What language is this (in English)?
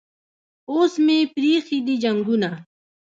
Pashto